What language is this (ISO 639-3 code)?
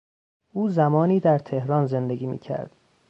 fas